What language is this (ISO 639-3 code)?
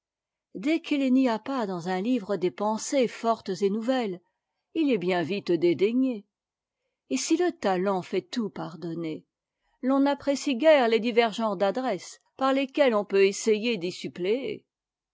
fra